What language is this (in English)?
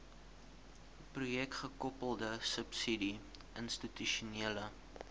Afrikaans